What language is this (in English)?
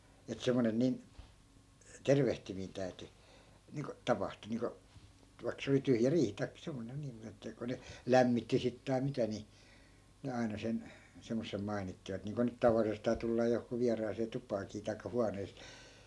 Finnish